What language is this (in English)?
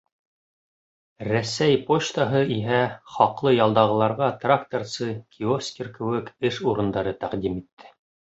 Bashkir